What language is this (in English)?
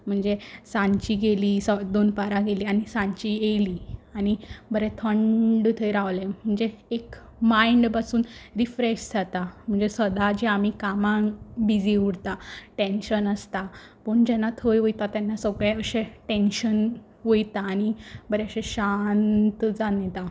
Konkani